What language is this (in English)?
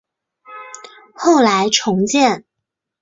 Chinese